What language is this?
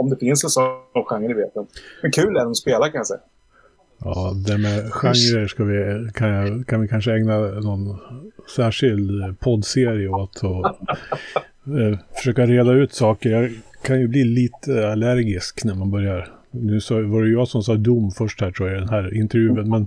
Swedish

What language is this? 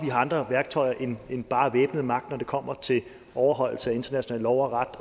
Danish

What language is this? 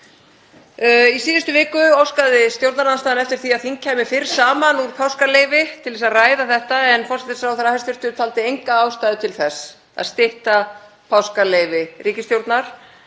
Icelandic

